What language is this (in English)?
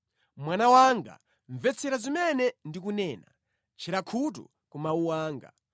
Nyanja